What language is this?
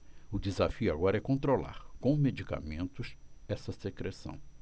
Portuguese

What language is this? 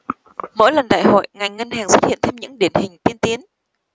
Vietnamese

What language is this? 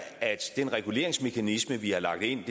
Danish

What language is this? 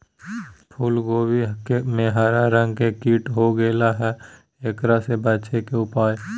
Magahi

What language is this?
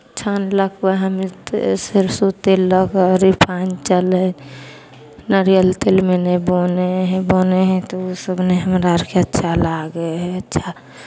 Maithili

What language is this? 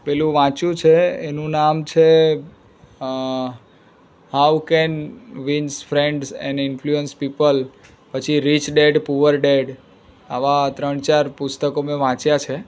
Gujarati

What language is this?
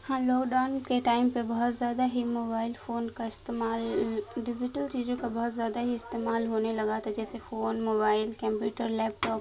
Urdu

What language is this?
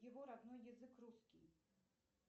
Russian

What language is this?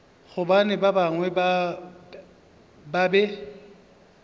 Northern Sotho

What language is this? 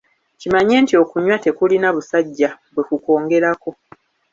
Ganda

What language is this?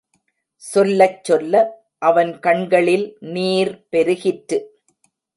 Tamil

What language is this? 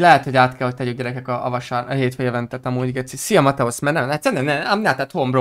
Hungarian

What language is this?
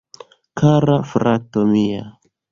Esperanto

